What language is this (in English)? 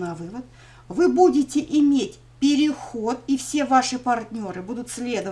Russian